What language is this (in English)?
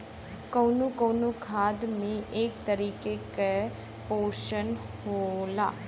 Bhojpuri